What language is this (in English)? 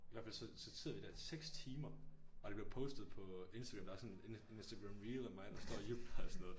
Danish